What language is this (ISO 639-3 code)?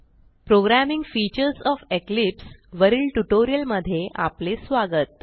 mar